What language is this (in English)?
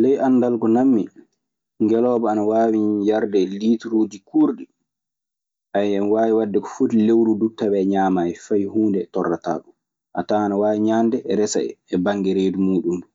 Maasina Fulfulde